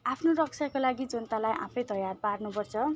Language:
Nepali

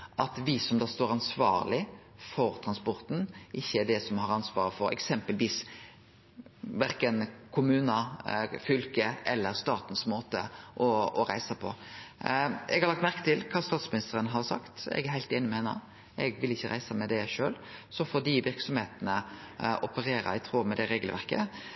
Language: Norwegian Nynorsk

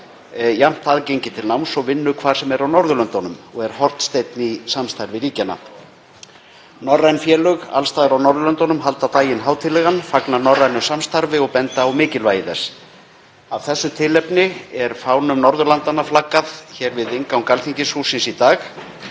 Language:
Icelandic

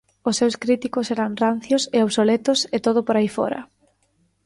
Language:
Galician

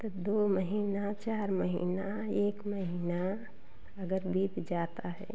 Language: Hindi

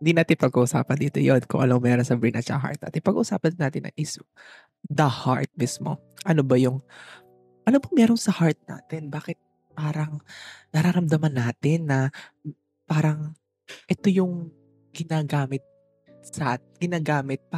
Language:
Filipino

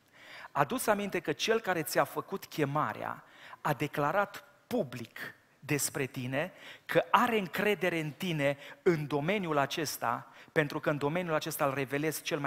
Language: Romanian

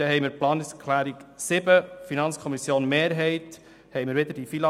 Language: Swiss German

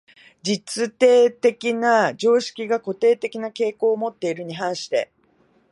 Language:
Japanese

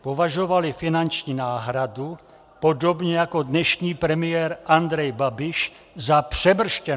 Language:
Czech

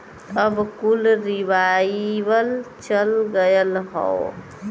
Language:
Bhojpuri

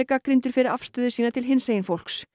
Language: Icelandic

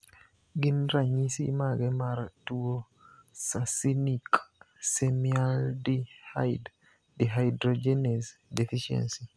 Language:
Luo (Kenya and Tanzania)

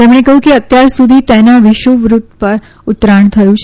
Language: Gujarati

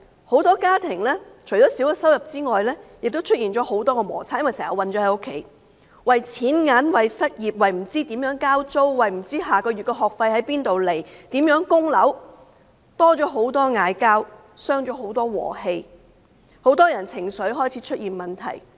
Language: Cantonese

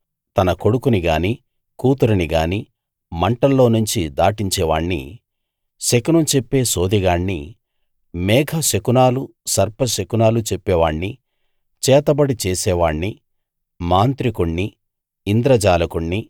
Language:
Telugu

